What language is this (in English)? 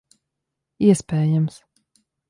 Latvian